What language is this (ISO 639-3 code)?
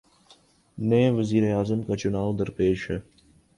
urd